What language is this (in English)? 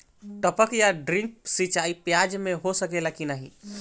Bhojpuri